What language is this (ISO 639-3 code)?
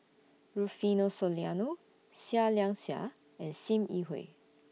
eng